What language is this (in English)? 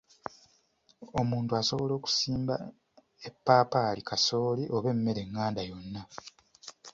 Ganda